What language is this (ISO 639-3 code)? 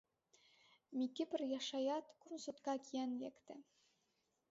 chm